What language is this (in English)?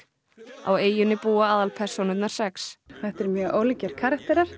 Icelandic